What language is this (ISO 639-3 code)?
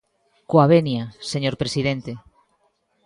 glg